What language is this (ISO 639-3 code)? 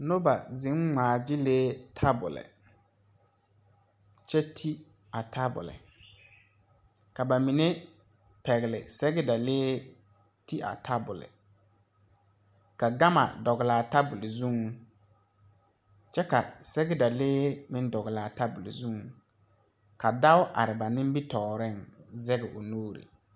dga